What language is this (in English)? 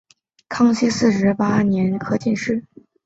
Chinese